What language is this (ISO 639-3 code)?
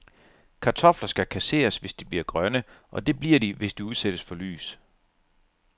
dan